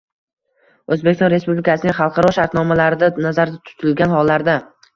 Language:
Uzbek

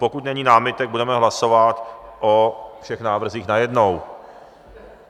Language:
Czech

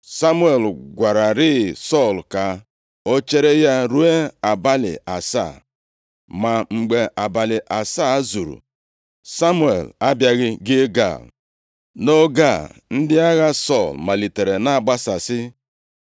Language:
Igbo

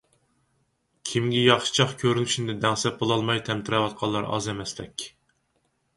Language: Uyghur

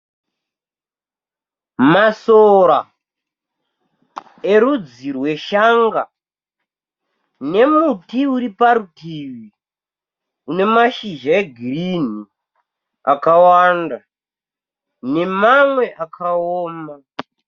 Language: Shona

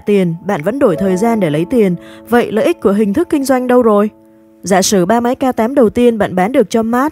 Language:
Vietnamese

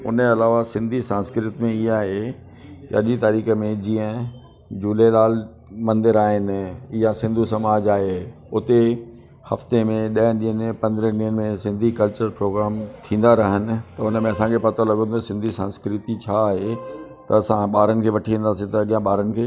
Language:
Sindhi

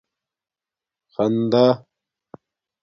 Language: Domaaki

